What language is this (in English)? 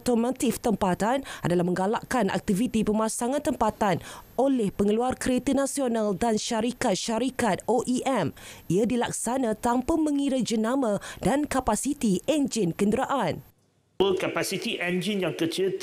Malay